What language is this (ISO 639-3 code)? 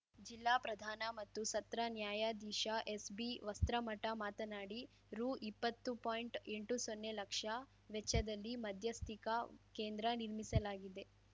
kan